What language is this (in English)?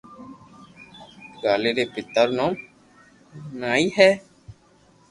Loarki